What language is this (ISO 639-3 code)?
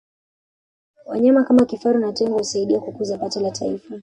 swa